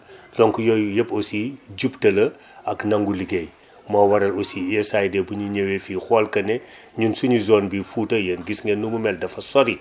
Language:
Wolof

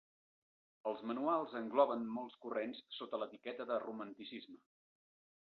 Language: Catalan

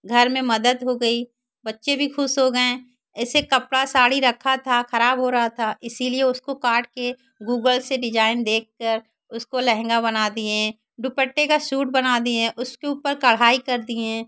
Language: Hindi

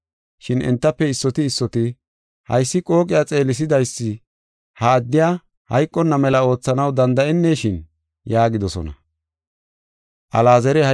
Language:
Gofa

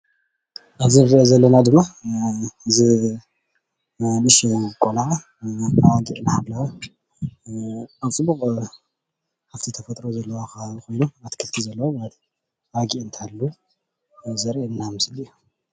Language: Tigrinya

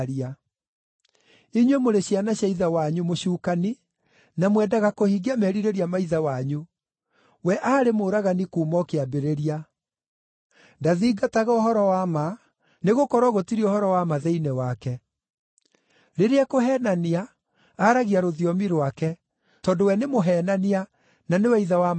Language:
Kikuyu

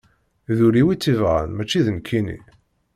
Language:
Kabyle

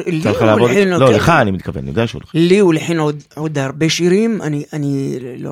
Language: Hebrew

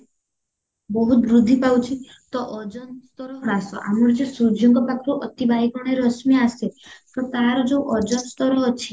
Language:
Odia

